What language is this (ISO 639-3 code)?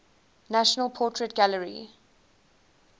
eng